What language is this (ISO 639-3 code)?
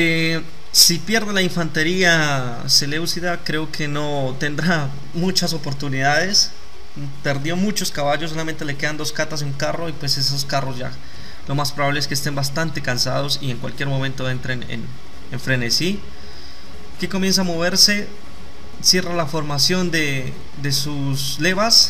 spa